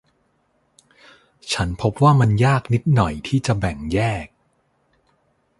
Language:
Thai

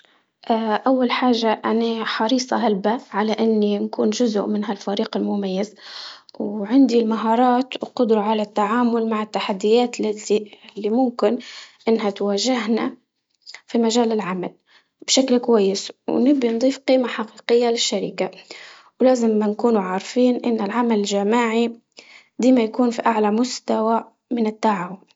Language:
Libyan Arabic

